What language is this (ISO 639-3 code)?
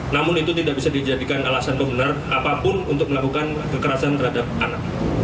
ind